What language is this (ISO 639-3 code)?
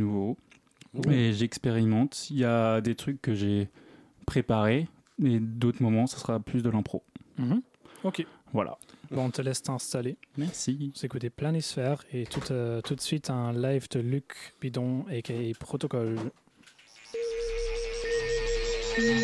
fra